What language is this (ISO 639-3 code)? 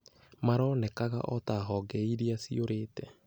kik